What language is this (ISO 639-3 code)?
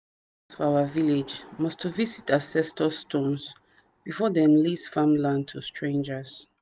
pcm